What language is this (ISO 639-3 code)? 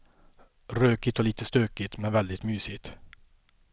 swe